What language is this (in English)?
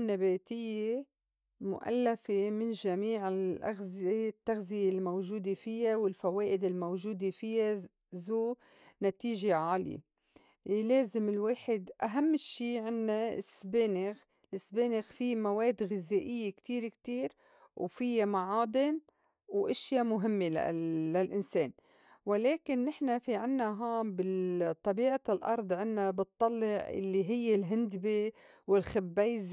North Levantine Arabic